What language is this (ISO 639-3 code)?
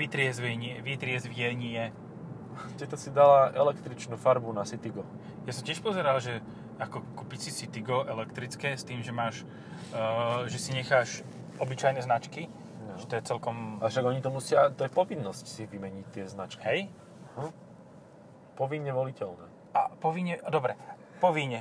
slk